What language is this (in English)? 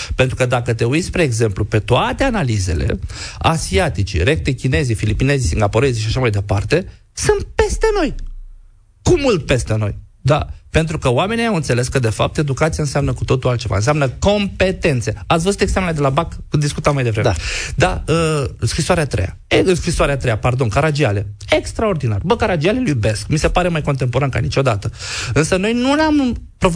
Romanian